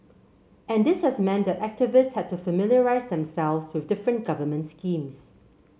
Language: English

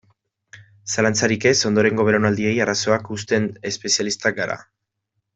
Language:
Basque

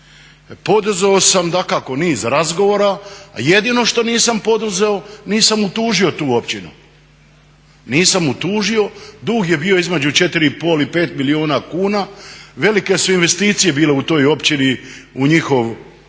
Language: Croatian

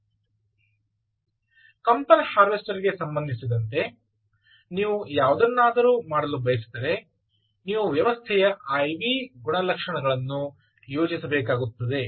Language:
Kannada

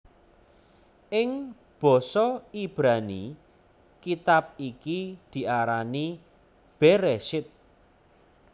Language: Javanese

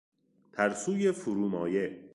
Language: Persian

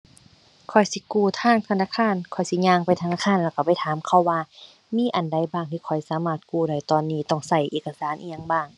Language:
Thai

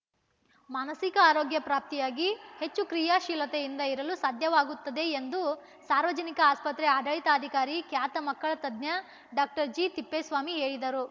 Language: Kannada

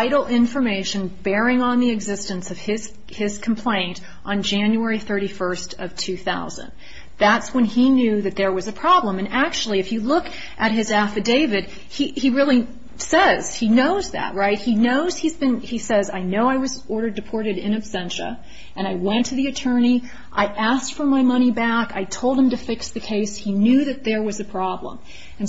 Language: English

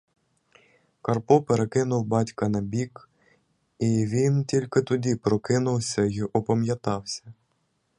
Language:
Ukrainian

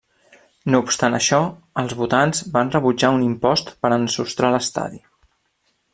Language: Catalan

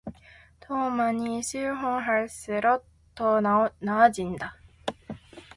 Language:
Korean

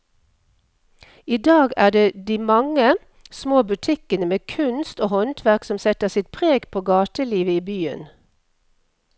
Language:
Norwegian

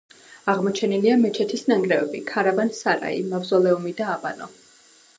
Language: Georgian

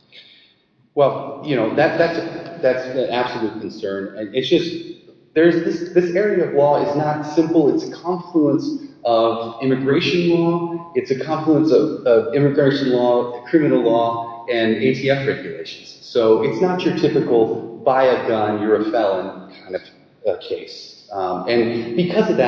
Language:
English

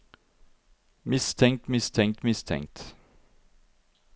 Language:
Norwegian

